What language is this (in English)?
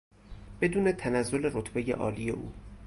Persian